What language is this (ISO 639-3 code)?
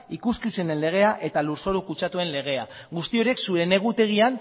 eus